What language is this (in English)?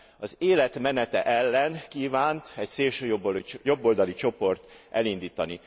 Hungarian